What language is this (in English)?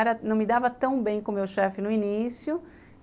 Portuguese